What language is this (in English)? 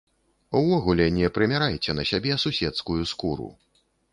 Belarusian